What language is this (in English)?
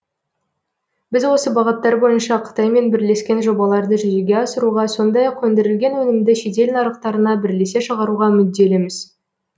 Kazakh